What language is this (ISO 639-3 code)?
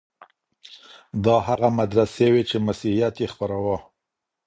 pus